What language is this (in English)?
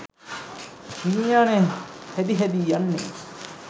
Sinhala